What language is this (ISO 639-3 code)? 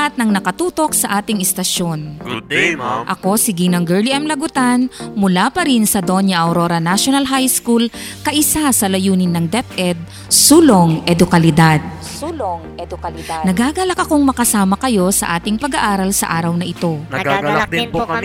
fil